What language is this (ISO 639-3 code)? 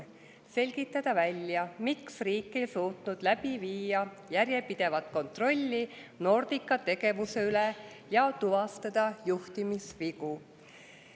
est